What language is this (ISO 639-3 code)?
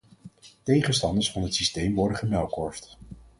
nld